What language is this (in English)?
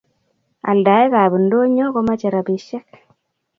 Kalenjin